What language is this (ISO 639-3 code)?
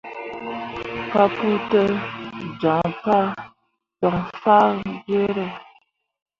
mua